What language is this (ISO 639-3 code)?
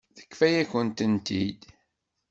kab